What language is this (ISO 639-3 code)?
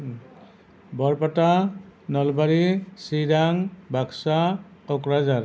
asm